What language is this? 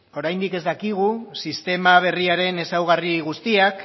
Basque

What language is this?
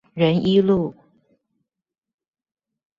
Chinese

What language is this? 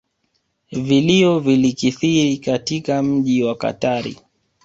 Swahili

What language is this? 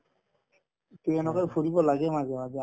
Assamese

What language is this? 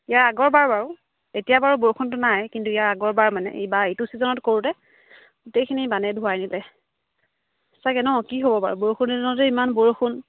Assamese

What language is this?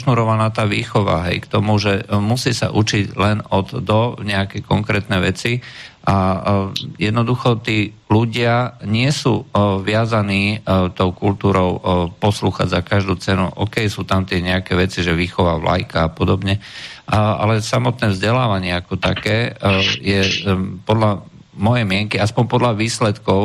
Czech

